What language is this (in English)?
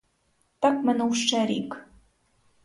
Ukrainian